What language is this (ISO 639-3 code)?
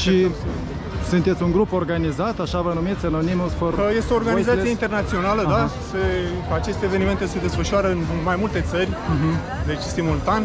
ron